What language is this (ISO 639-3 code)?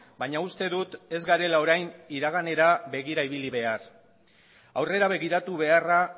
eus